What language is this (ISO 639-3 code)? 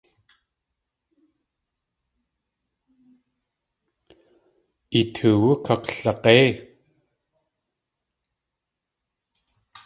tli